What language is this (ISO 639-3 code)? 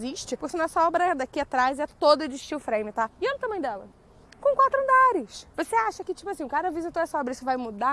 por